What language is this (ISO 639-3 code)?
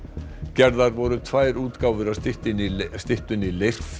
isl